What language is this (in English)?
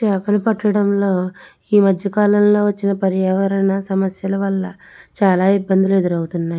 Telugu